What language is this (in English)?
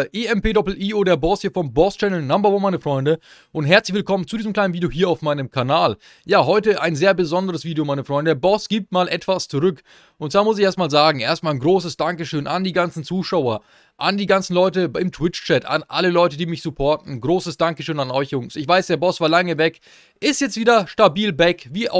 German